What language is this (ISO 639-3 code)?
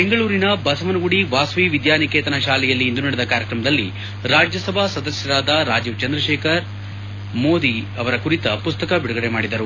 kan